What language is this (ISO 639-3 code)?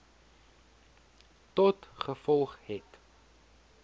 afr